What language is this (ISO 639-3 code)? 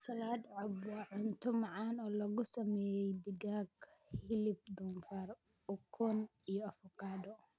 som